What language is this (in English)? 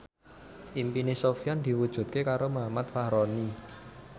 Javanese